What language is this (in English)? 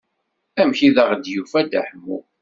Kabyle